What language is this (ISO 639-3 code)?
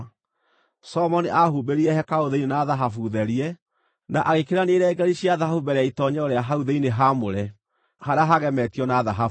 kik